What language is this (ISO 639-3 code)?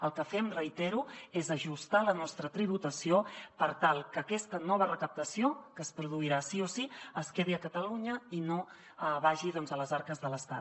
cat